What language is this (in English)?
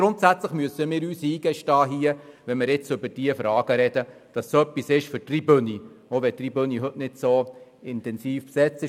Swiss German